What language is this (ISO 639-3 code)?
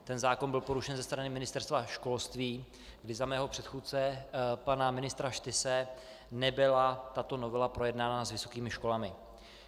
ces